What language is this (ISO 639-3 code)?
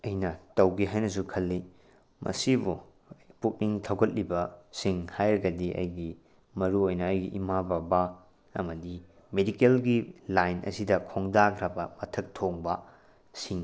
mni